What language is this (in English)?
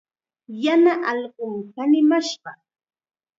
Chiquián Ancash Quechua